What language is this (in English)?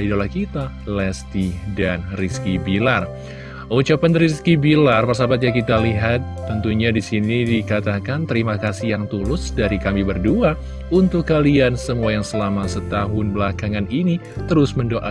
Indonesian